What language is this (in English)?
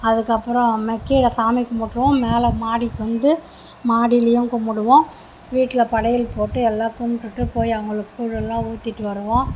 Tamil